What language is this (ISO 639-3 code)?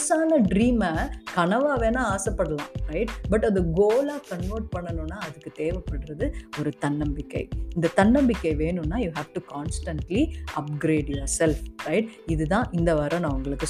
tam